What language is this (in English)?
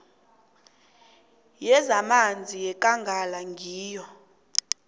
South Ndebele